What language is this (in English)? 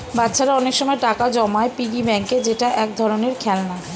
Bangla